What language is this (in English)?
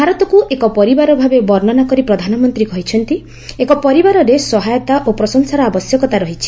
Odia